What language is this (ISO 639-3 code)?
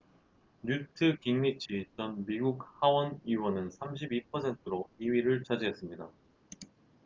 kor